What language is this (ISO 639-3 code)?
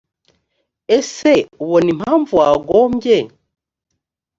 kin